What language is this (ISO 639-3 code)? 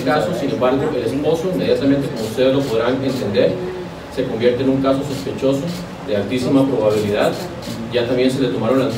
spa